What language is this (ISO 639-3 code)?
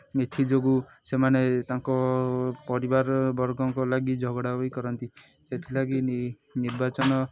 ori